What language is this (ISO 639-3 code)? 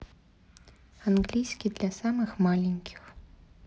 rus